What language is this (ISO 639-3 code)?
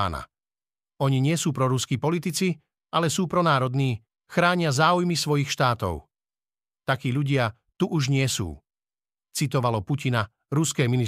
slk